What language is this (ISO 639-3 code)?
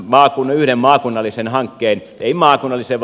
fin